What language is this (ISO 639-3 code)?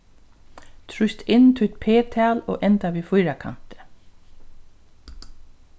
fao